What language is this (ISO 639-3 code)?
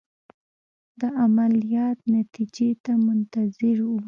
pus